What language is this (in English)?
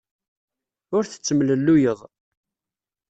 Kabyle